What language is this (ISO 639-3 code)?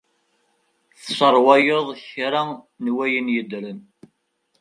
kab